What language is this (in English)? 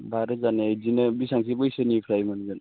Bodo